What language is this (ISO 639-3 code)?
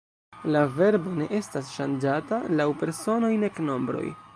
epo